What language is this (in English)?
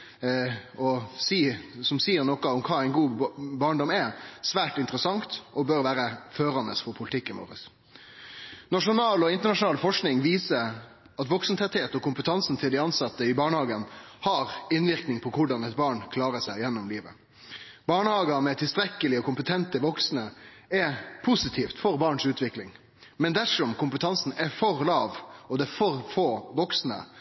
Norwegian Nynorsk